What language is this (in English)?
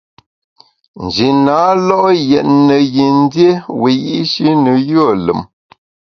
Bamun